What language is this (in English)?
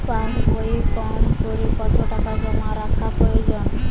Bangla